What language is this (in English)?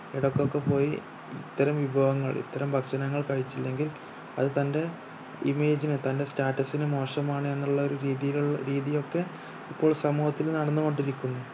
Malayalam